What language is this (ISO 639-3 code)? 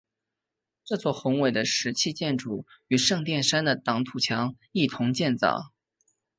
zho